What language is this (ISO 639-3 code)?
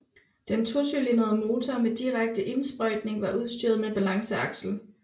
dan